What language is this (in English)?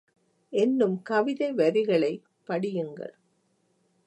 Tamil